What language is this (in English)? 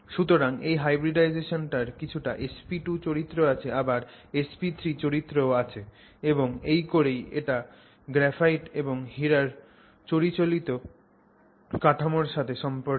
Bangla